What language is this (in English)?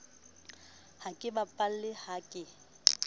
Southern Sotho